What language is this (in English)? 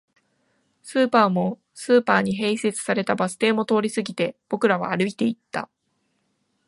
Japanese